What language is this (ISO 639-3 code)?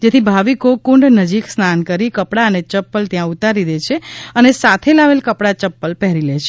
guj